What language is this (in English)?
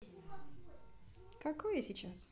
Russian